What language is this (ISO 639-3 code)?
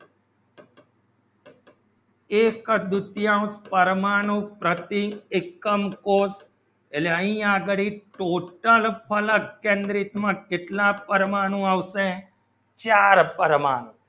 guj